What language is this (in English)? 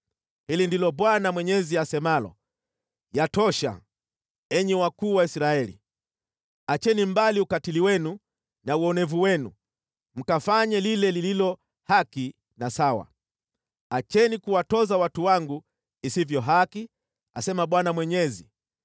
Swahili